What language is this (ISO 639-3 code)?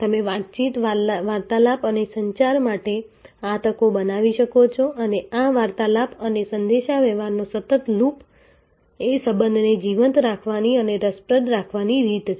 guj